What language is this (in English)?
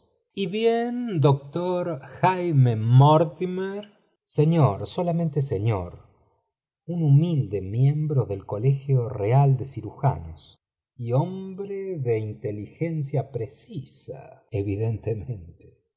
Spanish